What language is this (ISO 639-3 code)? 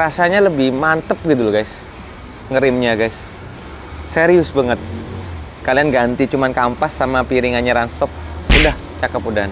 ind